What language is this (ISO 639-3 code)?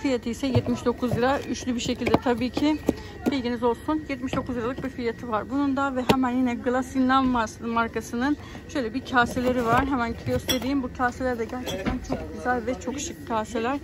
tur